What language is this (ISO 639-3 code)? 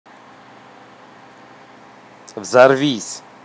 rus